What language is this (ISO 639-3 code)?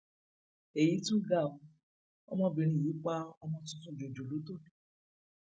yor